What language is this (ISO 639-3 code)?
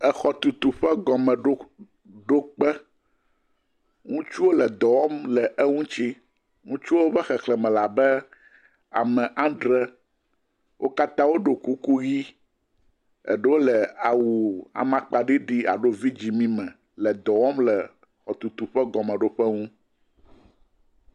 ewe